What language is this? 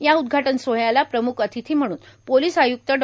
Marathi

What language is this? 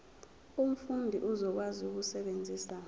Zulu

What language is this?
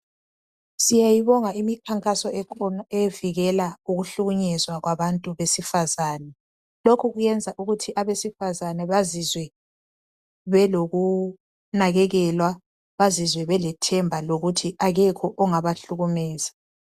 North Ndebele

